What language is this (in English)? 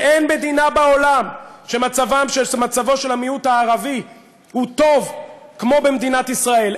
Hebrew